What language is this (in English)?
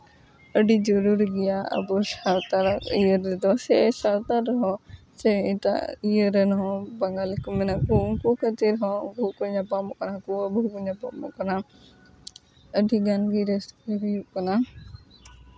Santali